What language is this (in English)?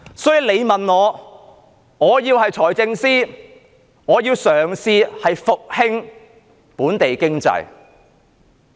Cantonese